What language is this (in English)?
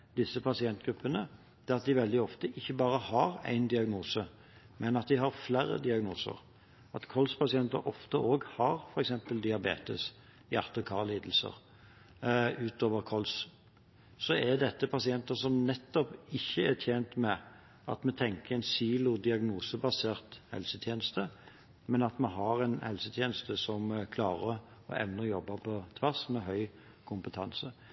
Norwegian Bokmål